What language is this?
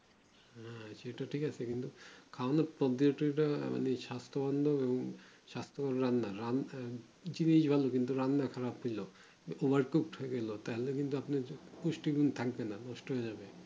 Bangla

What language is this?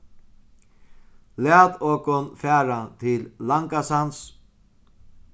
Faroese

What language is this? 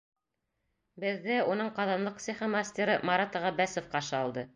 Bashkir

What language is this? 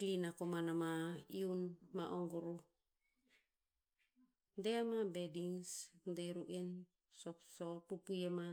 Tinputz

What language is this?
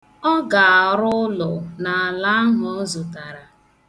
Igbo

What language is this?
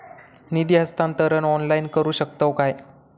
Marathi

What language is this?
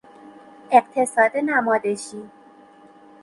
Persian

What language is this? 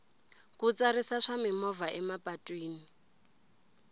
Tsonga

